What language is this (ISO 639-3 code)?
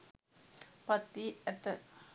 sin